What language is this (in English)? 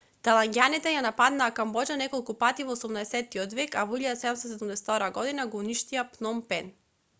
Macedonian